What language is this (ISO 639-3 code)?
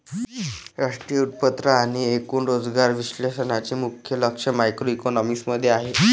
mar